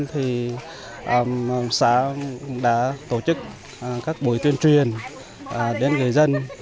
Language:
Vietnamese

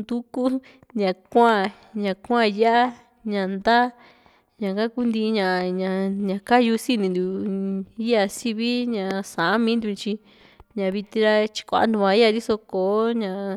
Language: Juxtlahuaca Mixtec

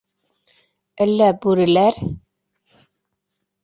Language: Bashkir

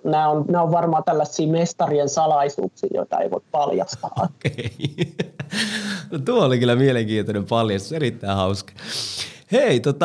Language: Finnish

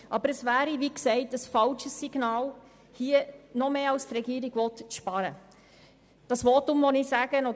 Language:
Swiss German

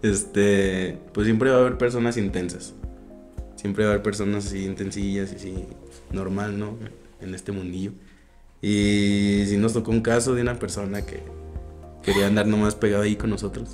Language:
Spanish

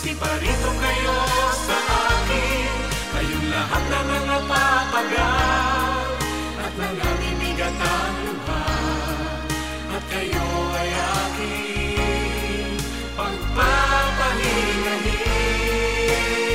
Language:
Filipino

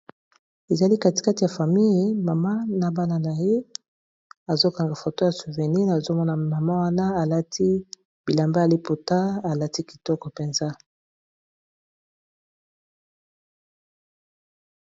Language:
Lingala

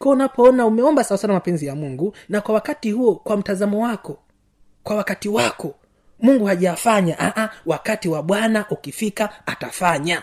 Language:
Swahili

